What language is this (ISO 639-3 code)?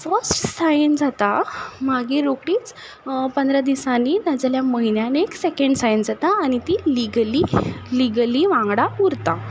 kok